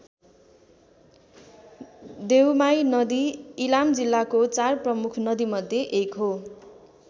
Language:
Nepali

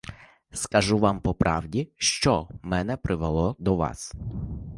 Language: Ukrainian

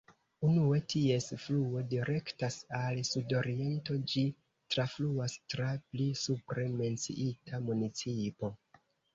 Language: Esperanto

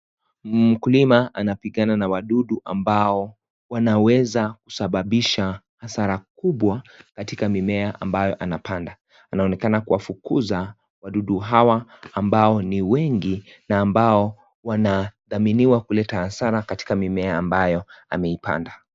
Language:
Swahili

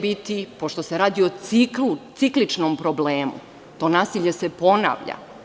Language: Serbian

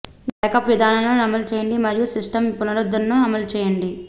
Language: Telugu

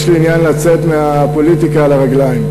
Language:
Hebrew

